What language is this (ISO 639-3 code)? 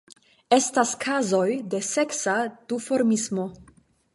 epo